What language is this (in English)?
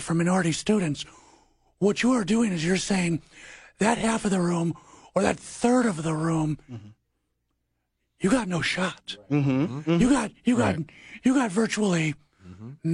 English